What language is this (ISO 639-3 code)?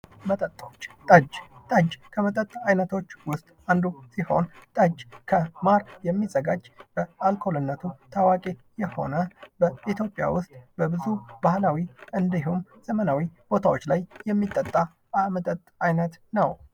amh